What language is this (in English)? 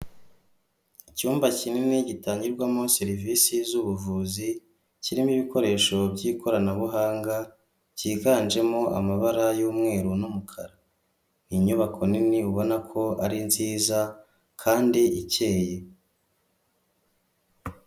Kinyarwanda